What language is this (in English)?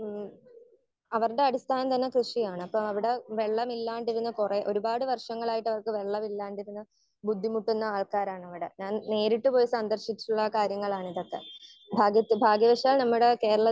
Malayalam